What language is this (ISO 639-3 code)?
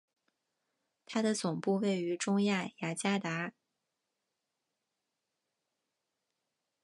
zho